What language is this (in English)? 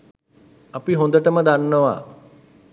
Sinhala